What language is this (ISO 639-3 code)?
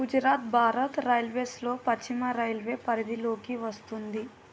tel